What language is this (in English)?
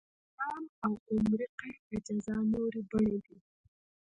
Pashto